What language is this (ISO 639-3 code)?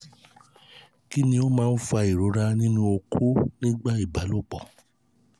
yor